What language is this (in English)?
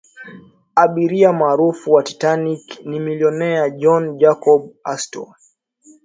Swahili